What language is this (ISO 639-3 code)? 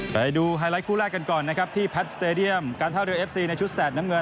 tha